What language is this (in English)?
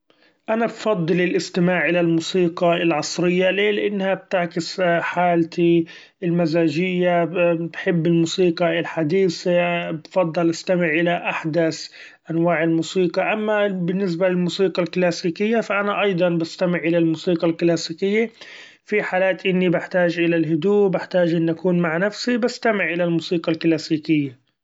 Gulf Arabic